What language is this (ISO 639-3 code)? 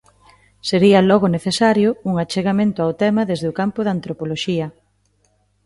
glg